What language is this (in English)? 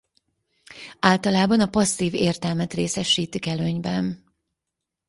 Hungarian